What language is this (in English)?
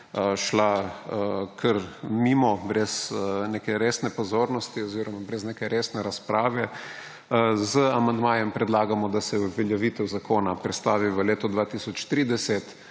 Slovenian